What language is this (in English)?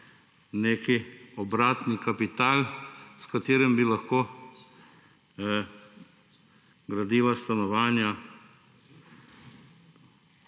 Slovenian